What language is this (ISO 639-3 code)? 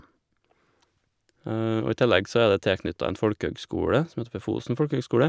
nor